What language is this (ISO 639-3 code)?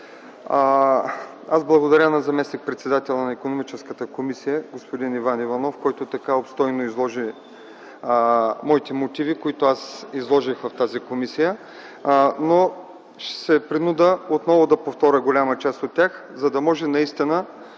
bul